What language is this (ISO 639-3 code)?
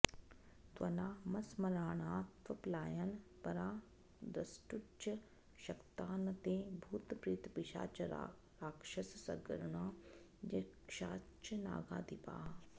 san